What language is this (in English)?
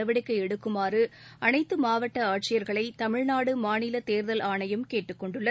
Tamil